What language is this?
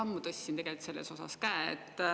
Estonian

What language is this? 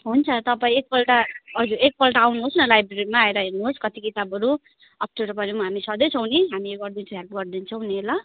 Nepali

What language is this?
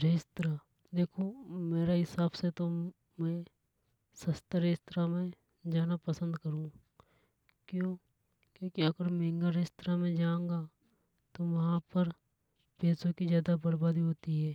Hadothi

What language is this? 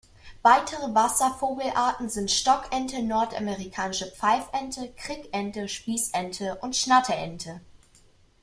German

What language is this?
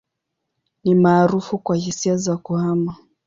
Swahili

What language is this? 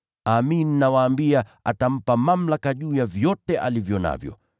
Swahili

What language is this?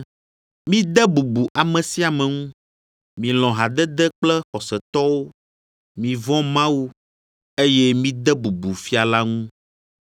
Ewe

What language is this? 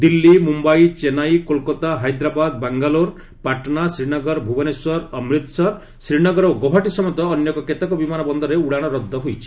Odia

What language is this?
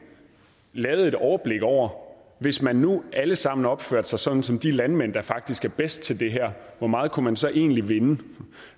Danish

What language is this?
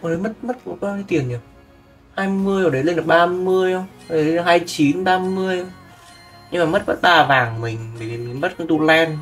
Vietnamese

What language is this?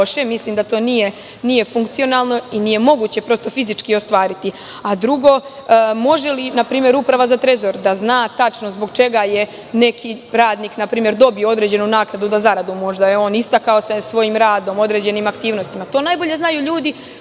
Serbian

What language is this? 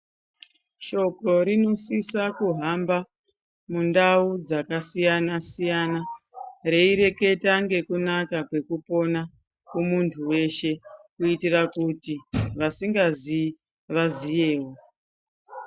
Ndau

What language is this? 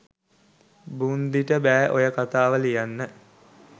Sinhala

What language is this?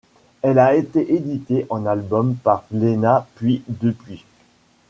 French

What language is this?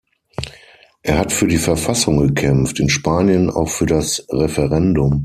German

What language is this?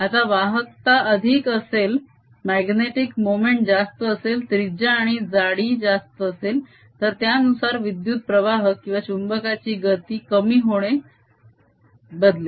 Marathi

